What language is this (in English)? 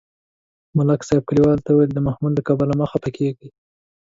Pashto